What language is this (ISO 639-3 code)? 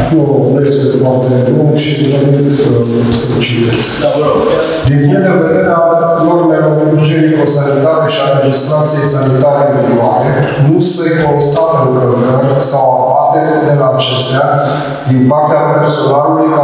ron